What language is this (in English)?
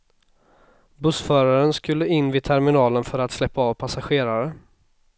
Swedish